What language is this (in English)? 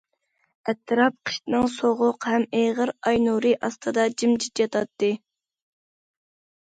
Uyghur